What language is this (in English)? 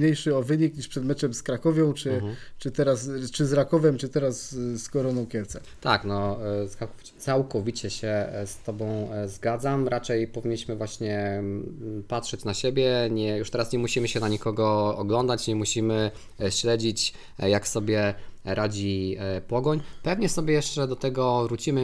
Polish